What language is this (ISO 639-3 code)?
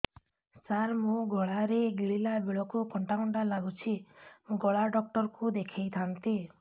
ori